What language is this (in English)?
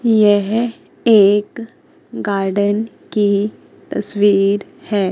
Hindi